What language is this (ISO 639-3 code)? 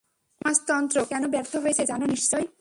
ben